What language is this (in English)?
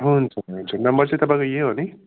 Nepali